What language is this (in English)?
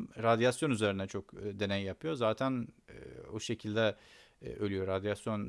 Turkish